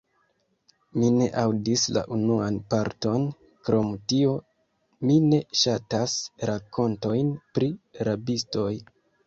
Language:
Esperanto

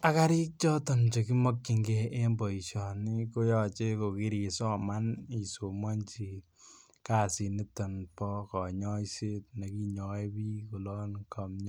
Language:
Kalenjin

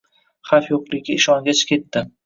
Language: Uzbek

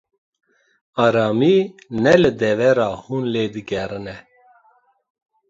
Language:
Kurdish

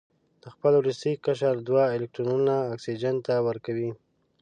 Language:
Pashto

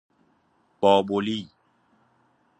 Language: Persian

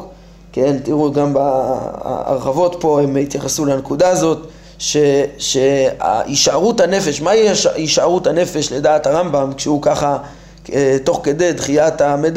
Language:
Hebrew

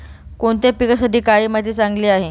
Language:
Marathi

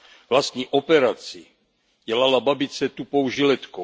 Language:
Czech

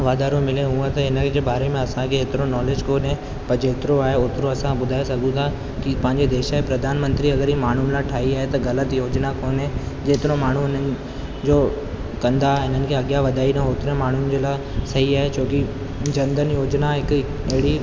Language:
Sindhi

